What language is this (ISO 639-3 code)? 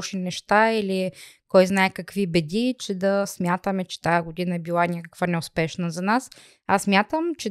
bul